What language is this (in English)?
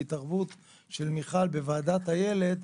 Hebrew